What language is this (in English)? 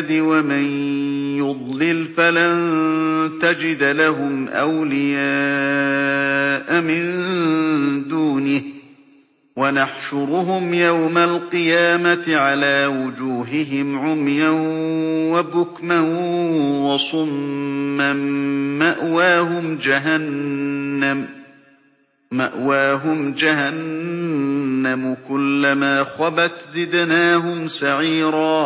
Arabic